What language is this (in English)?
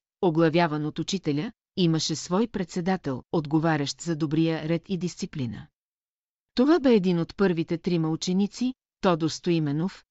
Bulgarian